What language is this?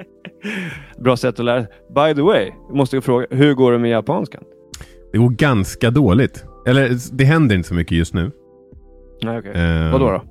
Swedish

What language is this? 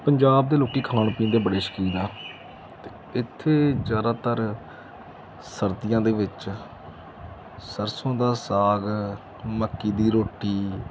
Punjabi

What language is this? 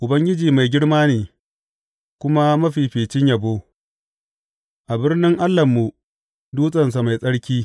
Hausa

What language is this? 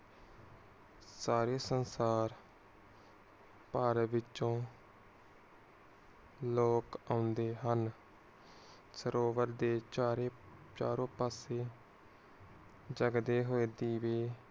Punjabi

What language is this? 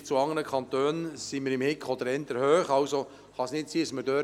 Swiss German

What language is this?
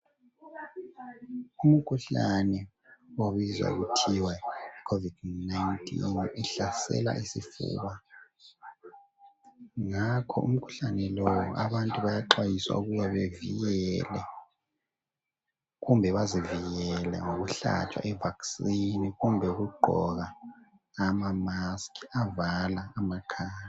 North Ndebele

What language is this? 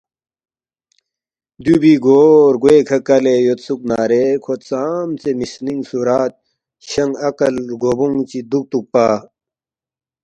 Balti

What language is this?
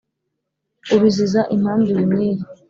Kinyarwanda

